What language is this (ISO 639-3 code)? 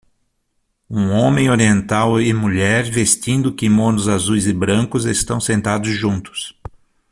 por